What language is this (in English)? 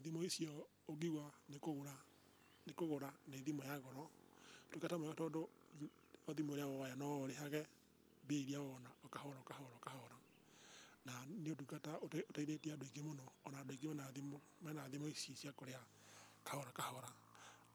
Kikuyu